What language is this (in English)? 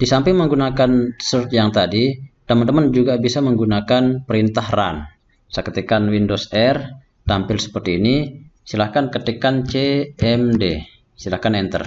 Indonesian